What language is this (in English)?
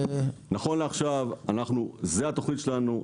Hebrew